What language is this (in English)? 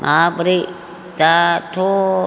Bodo